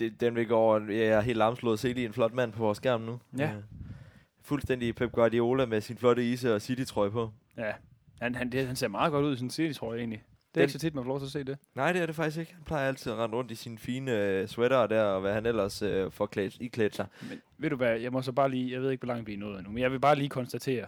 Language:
Danish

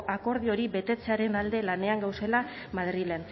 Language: Basque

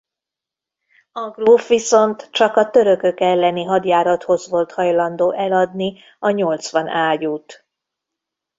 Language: Hungarian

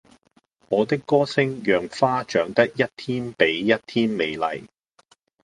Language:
Cantonese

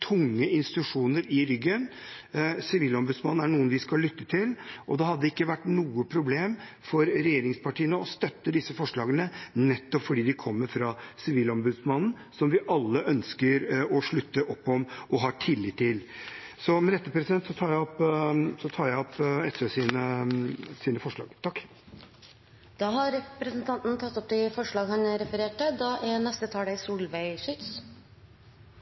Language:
Norwegian Bokmål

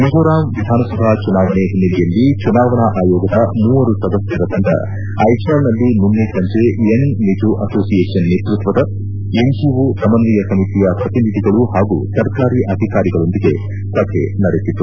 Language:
Kannada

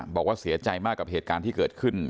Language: Thai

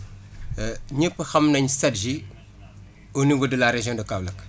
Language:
Wolof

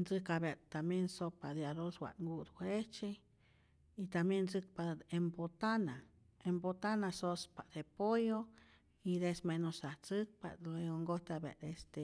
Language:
Rayón Zoque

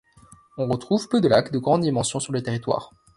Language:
French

